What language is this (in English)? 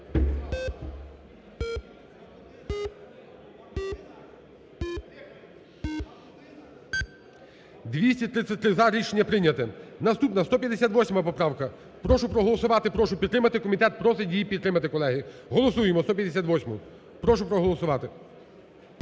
Ukrainian